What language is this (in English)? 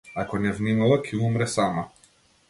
Macedonian